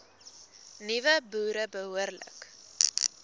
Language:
Afrikaans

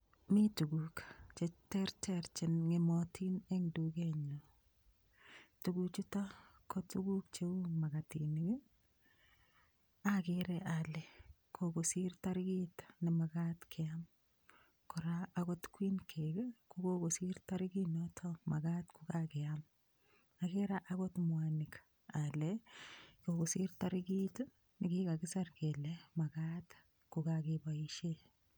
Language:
Kalenjin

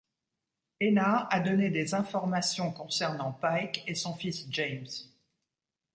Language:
French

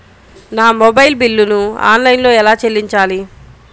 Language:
Telugu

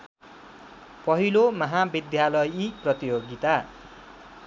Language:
Nepali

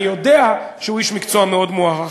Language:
Hebrew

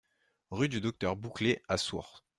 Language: French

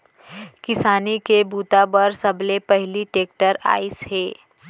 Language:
Chhattisgarhi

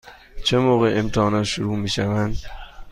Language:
Persian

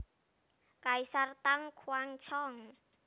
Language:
Javanese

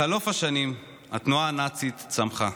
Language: Hebrew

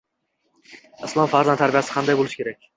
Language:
Uzbek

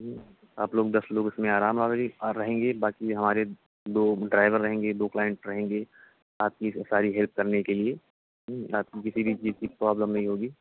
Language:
Urdu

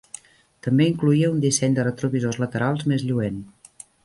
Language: Catalan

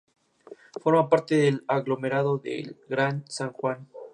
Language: Spanish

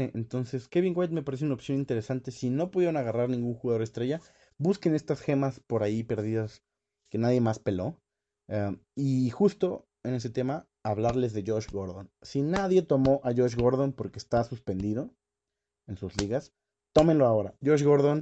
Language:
Spanish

